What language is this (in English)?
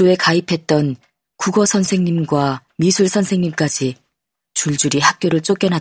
Korean